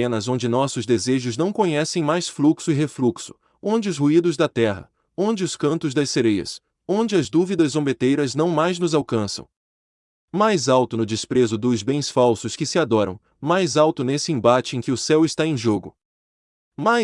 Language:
Portuguese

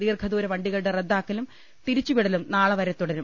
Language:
Malayalam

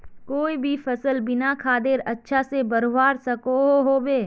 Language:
Magahi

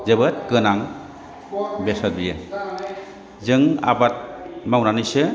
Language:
Bodo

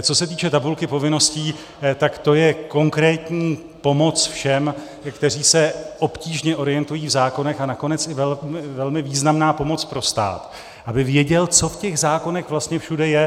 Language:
Czech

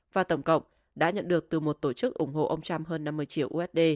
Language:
Vietnamese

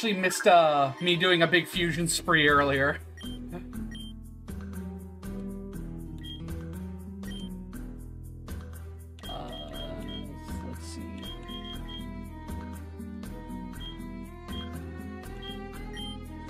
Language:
English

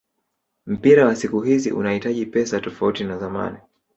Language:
Swahili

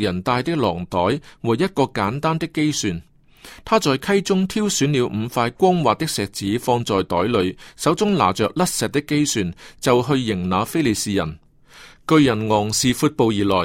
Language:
Chinese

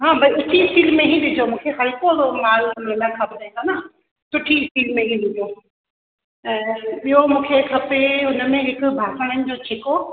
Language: Sindhi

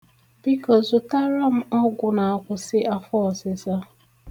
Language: Igbo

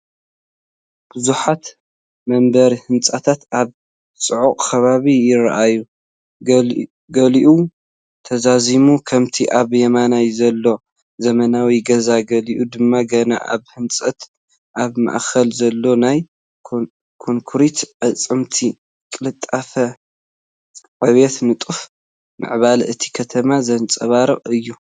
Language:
Tigrinya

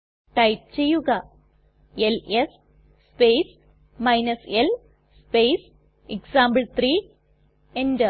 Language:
Malayalam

